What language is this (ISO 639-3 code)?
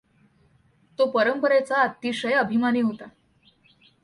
mar